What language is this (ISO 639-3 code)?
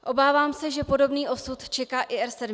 ces